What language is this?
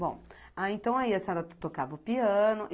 Portuguese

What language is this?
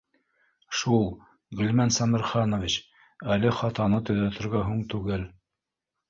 Bashkir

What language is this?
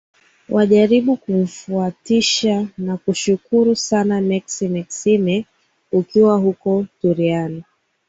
Swahili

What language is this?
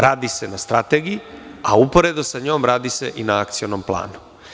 Serbian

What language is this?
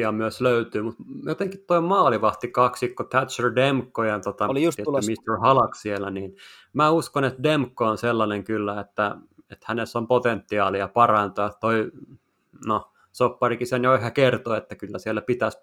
Finnish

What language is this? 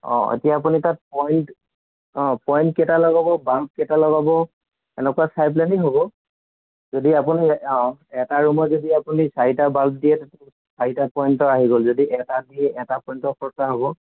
Assamese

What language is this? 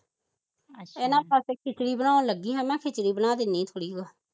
Punjabi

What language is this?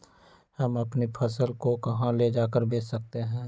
Magahi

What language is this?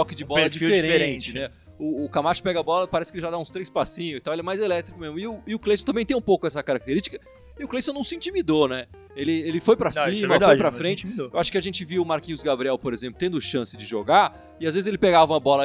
Portuguese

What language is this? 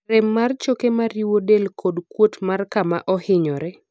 Luo (Kenya and Tanzania)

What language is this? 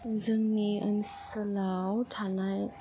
Bodo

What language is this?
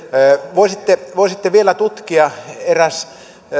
Finnish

